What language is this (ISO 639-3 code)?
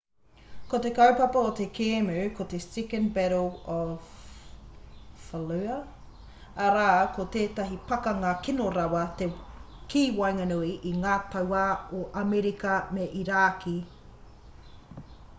mri